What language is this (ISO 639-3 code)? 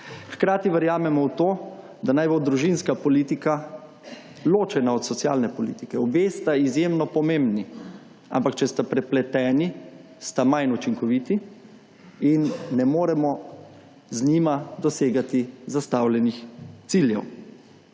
slv